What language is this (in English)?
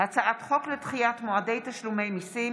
Hebrew